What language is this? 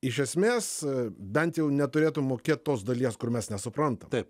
Lithuanian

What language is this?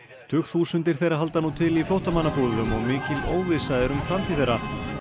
Icelandic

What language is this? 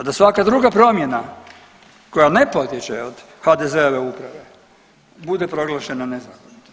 Croatian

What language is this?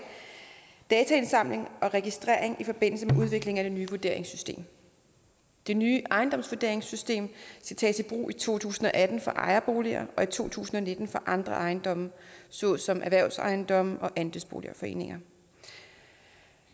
Danish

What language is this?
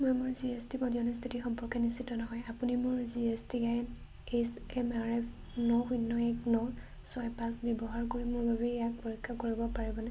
Assamese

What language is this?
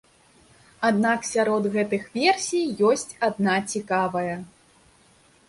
Belarusian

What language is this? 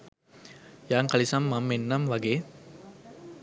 Sinhala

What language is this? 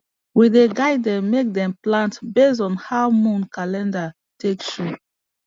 Nigerian Pidgin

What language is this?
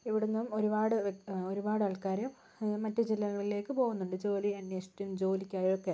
Malayalam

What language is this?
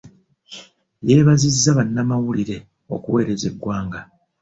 Ganda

